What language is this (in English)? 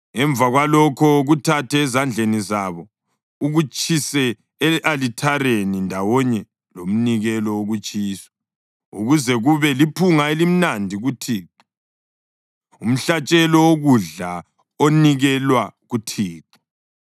North Ndebele